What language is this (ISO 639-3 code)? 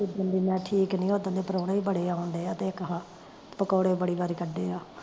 pan